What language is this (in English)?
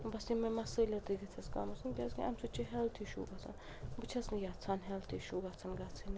Kashmiri